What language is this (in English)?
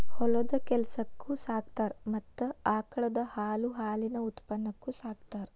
Kannada